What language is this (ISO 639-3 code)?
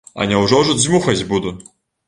bel